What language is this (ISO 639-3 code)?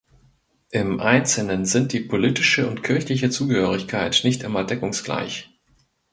deu